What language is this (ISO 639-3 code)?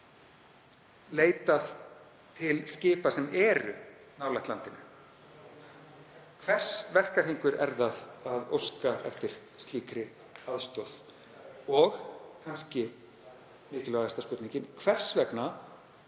isl